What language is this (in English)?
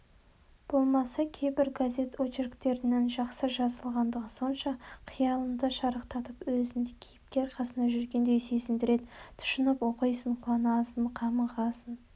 Kazakh